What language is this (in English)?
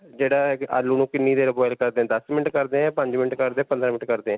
Punjabi